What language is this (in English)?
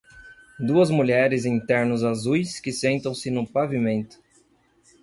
Portuguese